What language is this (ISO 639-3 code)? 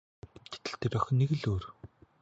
mon